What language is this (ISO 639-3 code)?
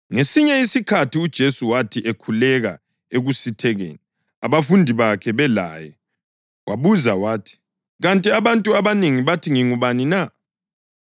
nde